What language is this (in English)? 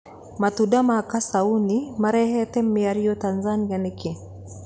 Kikuyu